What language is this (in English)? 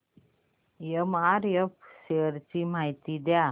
Marathi